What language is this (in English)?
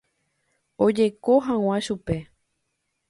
Guarani